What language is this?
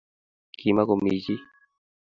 Kalenjin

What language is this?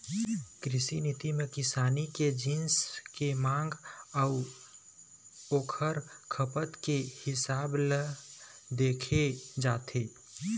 Chhattisgarhi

